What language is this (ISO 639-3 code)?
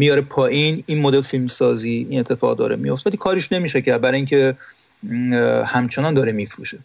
fas